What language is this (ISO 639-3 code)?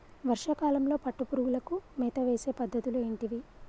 tel